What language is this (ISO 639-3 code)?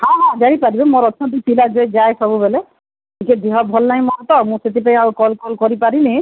ori